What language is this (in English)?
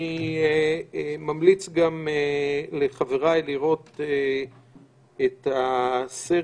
Hebrew